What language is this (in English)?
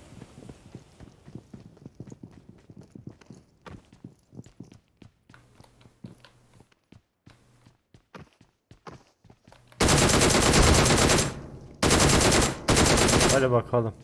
Turkish